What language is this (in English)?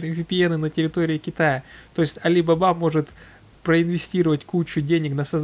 Russian